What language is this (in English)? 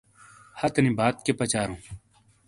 Shina